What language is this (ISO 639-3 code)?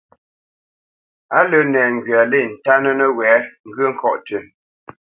bce